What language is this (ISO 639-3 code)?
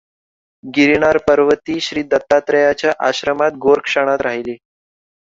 mar